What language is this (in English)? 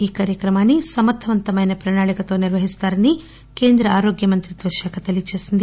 Telugu